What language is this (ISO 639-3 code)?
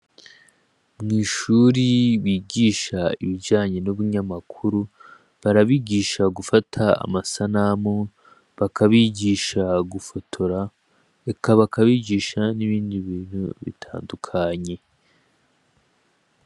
run